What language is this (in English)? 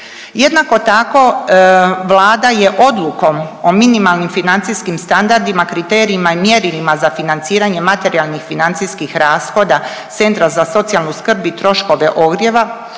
Croatian